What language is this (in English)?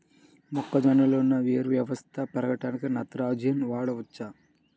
Telugu